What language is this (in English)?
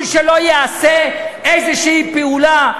Hebrew